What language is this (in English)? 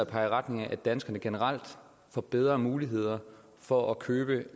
Danish